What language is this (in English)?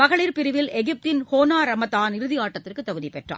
Tamil